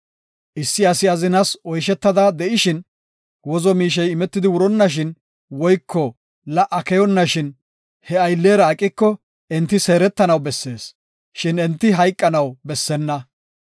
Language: Gofa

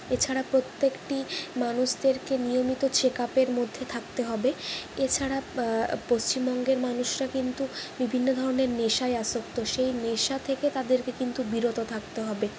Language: Bangla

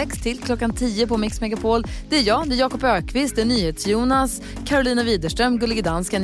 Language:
Swedish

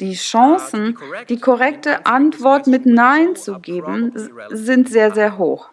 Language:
German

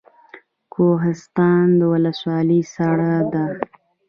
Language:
Pashto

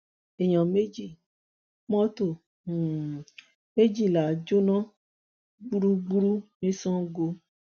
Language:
Yoruba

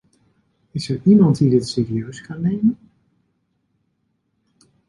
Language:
Dutch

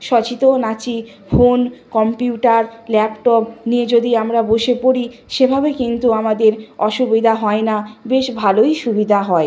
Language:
Bangla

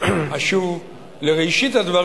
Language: Hebrew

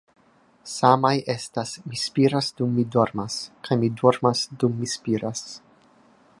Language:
Esperanto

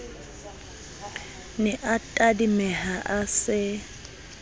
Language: Southern Sotho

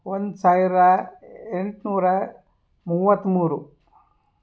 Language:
Kannada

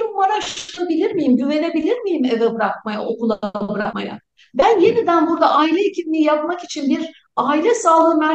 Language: Turkish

